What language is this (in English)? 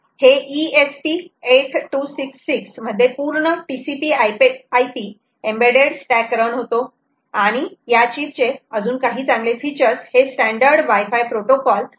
Marathi